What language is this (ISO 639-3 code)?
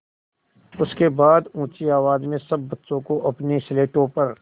hin